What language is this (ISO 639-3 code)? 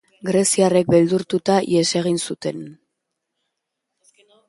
eus